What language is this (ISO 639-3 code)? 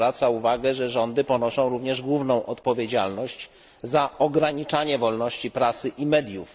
pol